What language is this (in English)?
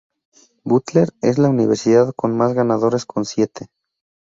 Spanish